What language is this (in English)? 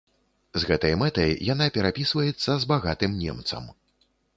Belarusian